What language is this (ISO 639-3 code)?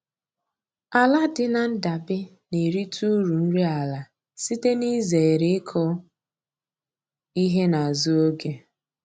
ibo